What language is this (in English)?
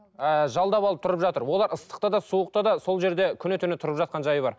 Kazakh